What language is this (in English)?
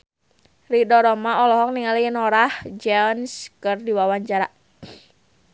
Sundanese